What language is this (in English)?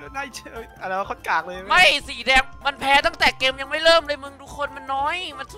Thai